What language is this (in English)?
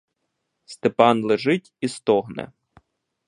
Ukrainian